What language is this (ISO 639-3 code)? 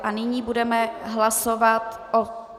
ces